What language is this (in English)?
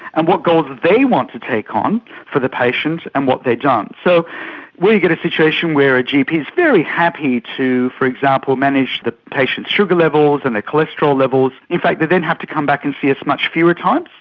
English